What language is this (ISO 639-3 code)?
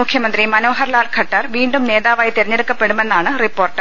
mal